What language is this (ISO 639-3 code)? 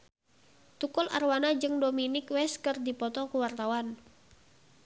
sun